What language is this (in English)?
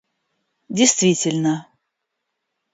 Russian